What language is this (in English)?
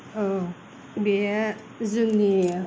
Bodo